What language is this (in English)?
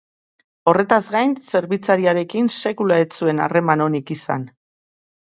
Basque